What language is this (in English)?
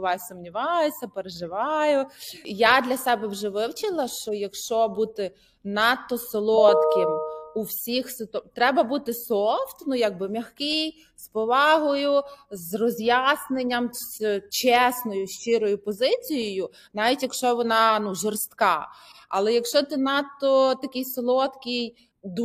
Ukrainian